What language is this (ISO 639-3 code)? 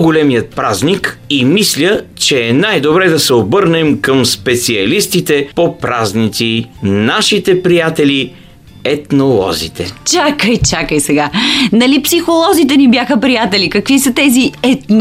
bul